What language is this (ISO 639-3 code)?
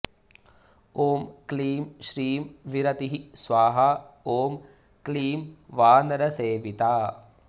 san